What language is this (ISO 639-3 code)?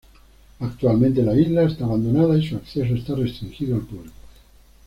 spa